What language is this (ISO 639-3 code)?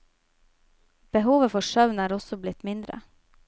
nor